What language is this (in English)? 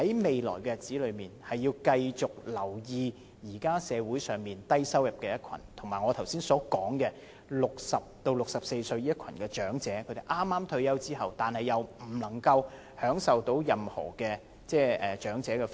Cantonese